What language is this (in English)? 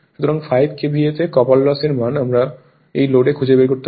Bangla